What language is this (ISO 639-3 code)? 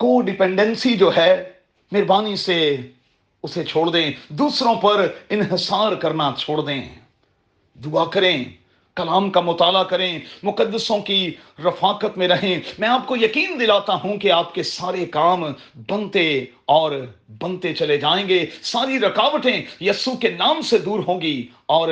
urd